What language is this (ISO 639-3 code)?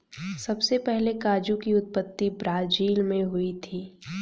hin